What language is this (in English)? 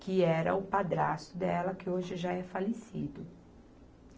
Portuguese